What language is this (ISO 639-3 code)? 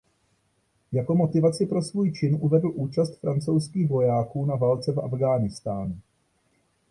ces